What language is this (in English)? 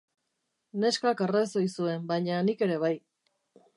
Basque